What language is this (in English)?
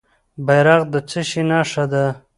Pashto